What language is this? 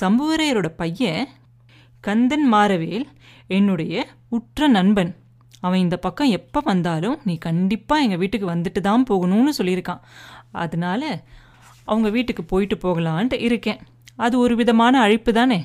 Tamil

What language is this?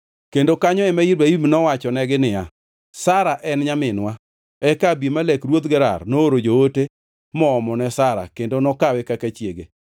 Luo (Kenya and Tanzania)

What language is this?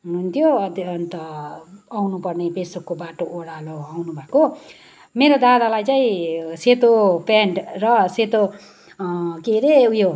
Nepali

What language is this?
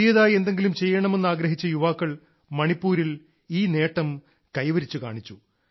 Malayalam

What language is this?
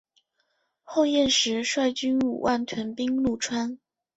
Chinese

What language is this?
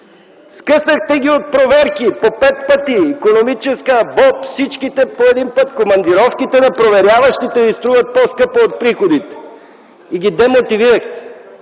Bulgarian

